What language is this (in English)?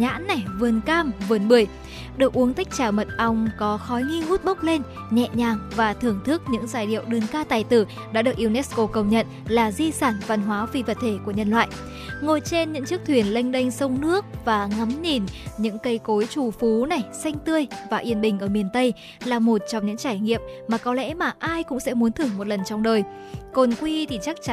Vietnamese